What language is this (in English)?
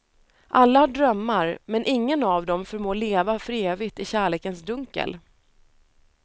Swedish